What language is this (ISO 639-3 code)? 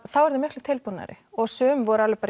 isl